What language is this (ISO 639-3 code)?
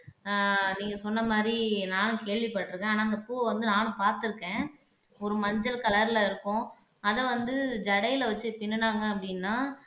tam